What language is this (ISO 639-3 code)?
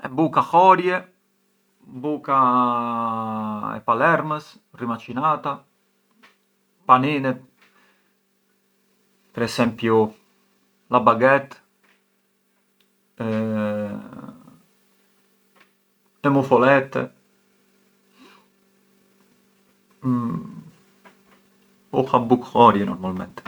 aae